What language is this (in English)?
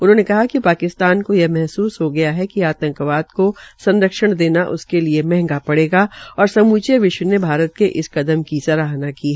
Hindi